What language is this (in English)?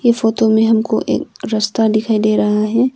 Hindi